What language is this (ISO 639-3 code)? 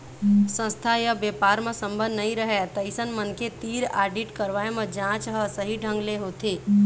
hne